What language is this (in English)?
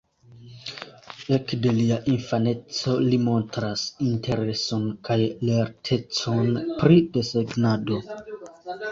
Esperanto